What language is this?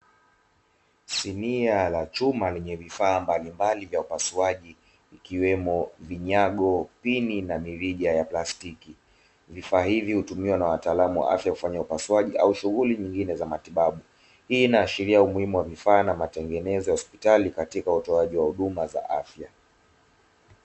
Swahili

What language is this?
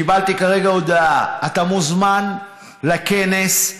Hebrew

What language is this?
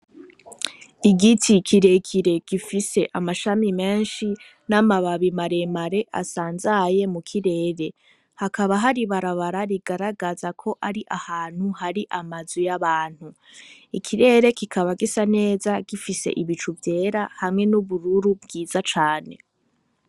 Rundi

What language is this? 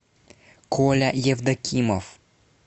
Russian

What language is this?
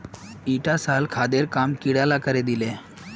Magahi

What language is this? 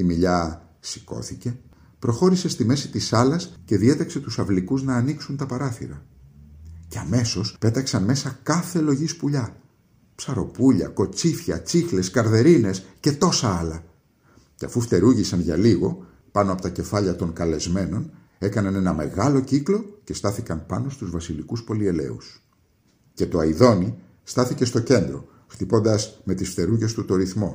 Greek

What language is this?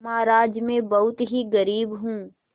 Hindi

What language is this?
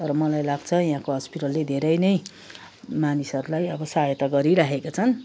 Nepali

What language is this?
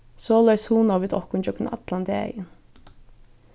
Faroese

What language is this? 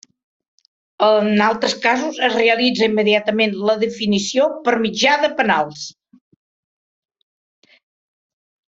Catalan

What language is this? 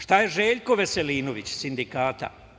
Serbian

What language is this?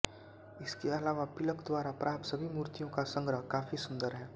Hindi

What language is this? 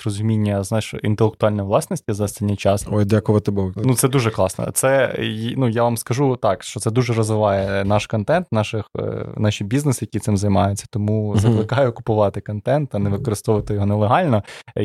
Ukrainian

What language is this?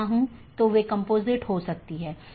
Hindi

